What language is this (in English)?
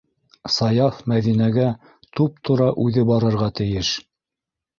Bashkir